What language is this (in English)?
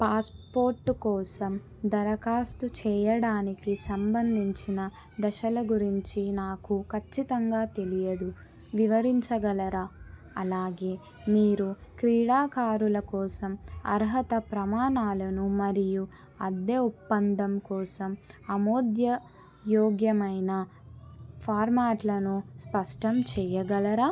Telugu